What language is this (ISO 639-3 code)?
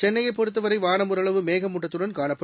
tam